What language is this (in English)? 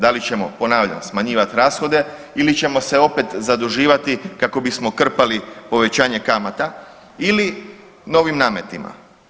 Croatian